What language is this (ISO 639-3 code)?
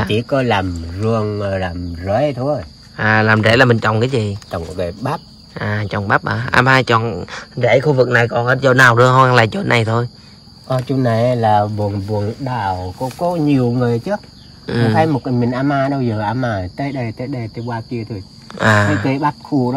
vie